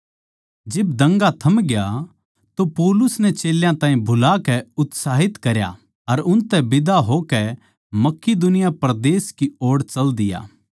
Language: Haryanvi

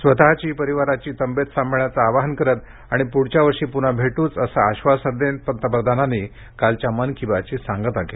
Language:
Marathi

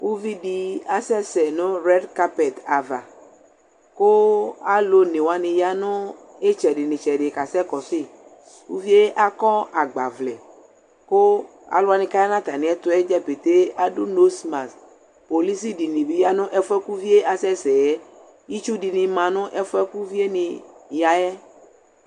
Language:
Ikposo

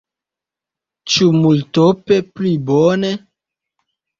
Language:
Esperanto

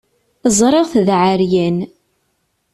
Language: Kabyle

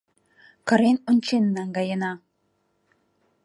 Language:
Mari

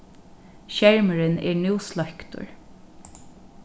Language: Faroese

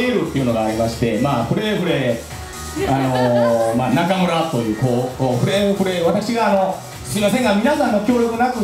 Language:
Japanese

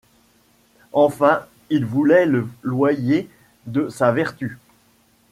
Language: French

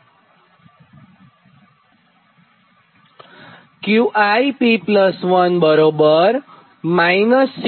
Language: Gujarati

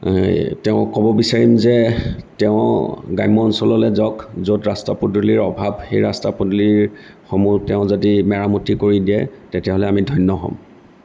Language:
Assamese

